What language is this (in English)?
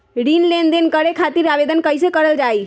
Magahi